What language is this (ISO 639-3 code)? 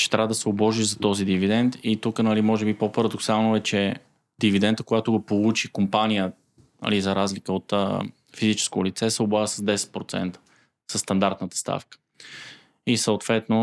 bul